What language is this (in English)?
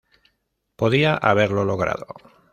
Spanish